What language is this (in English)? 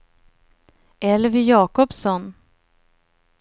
Swedish